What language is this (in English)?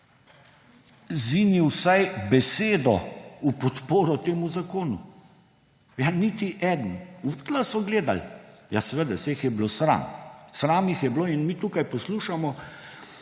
Slovenian